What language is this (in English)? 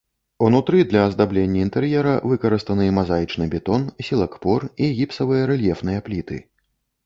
Belarusian